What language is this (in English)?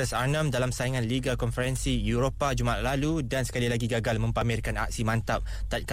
Malay